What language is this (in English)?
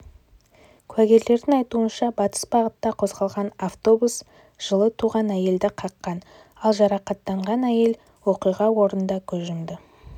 Kazakh